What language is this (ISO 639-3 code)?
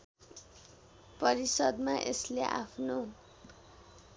nep